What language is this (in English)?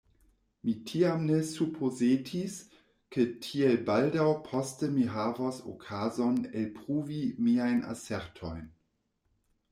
Esperanto